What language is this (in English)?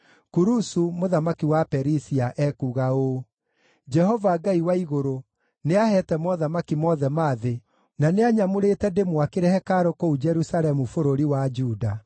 Kikuyu